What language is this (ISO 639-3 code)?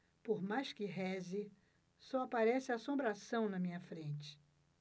por